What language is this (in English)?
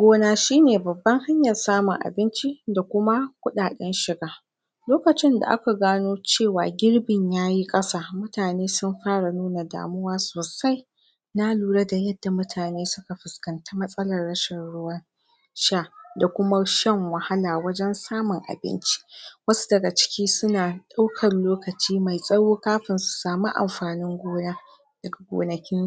Hausa